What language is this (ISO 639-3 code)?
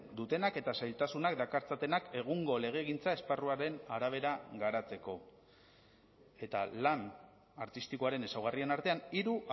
eus